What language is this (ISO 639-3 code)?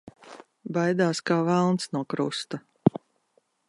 lav